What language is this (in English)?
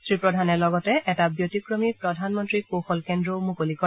Assamese